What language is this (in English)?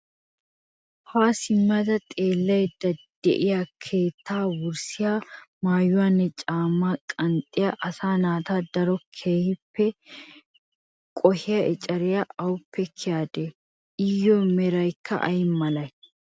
Wolaytta